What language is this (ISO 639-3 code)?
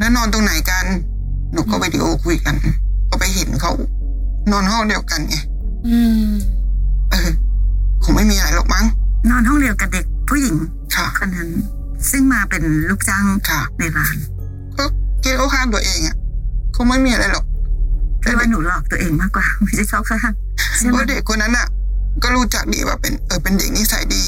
tha